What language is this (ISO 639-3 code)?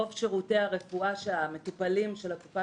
heb